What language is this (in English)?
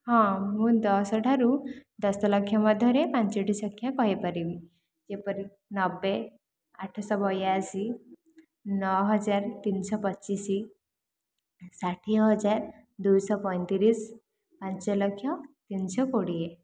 Odia